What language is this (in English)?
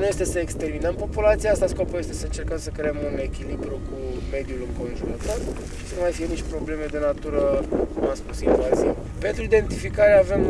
Romanian